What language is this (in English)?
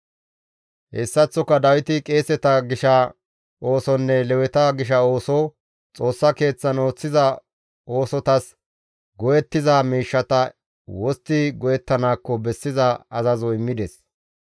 Gamo